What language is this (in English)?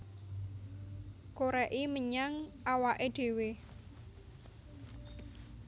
Javanese